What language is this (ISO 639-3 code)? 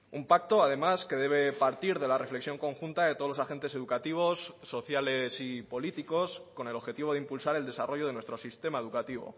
spa